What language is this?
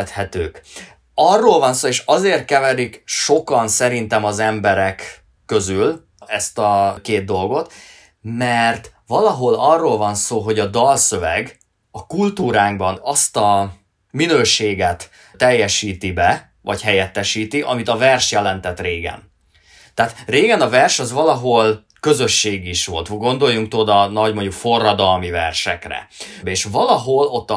Hungarian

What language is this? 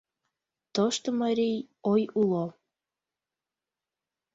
Mari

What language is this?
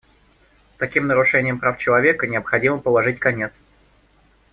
Russian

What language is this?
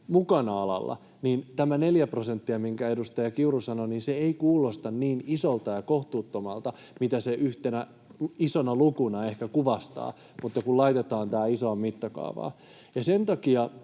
Finnish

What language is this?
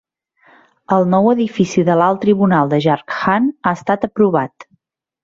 Catalan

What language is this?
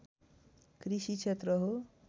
Nepali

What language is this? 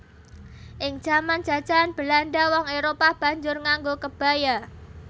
Javanese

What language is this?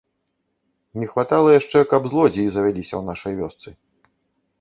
Belarusian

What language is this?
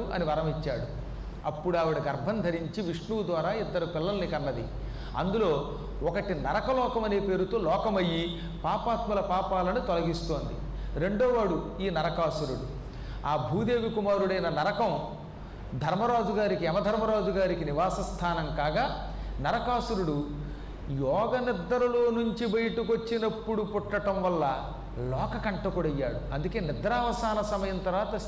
Telugu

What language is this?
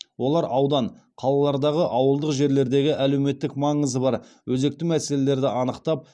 Kazakh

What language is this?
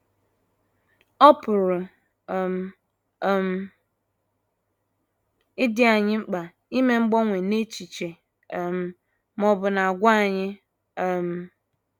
Igbo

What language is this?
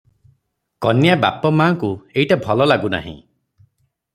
Odia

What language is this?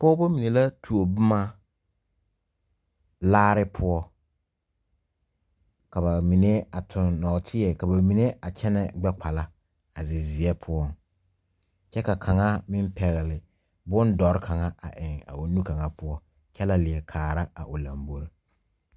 Southern Dagaare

